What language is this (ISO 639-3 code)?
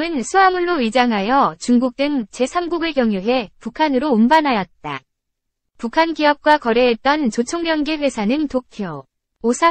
kor